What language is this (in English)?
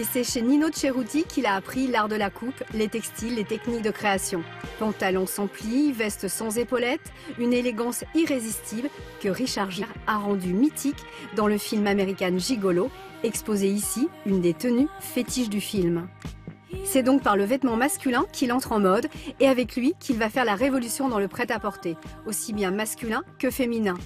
French